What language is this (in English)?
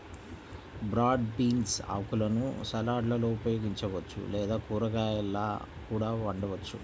Telugu